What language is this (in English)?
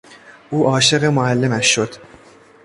Persian